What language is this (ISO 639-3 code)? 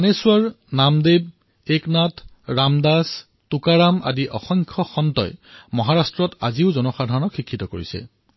asm